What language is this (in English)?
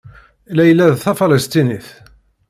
Kabyle